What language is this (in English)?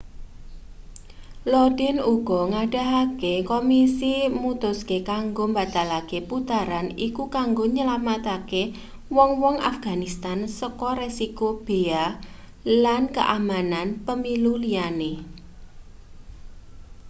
Javanese